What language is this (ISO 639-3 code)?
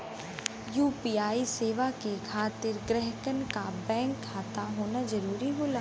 bho